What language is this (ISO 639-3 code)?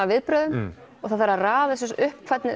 isl